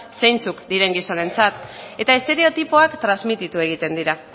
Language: Basque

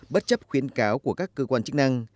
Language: Vietnamese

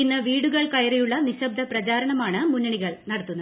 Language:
Malayalam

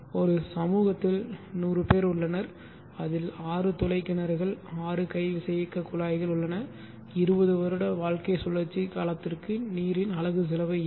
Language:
Tamil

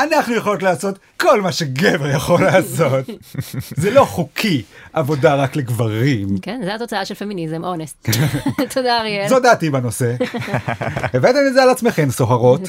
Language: Hebrew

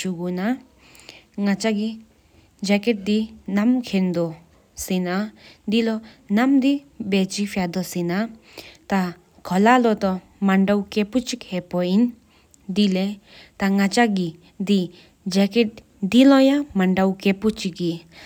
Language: Sikkimese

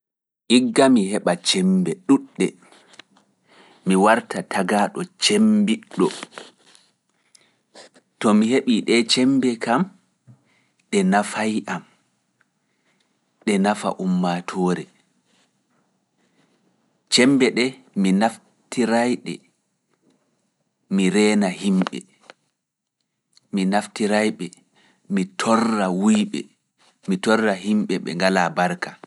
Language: Fula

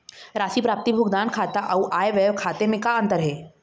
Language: Chhattisgarhi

